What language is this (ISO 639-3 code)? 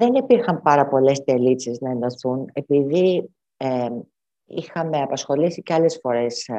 ell